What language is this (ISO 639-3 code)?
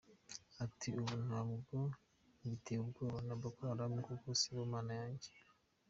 kin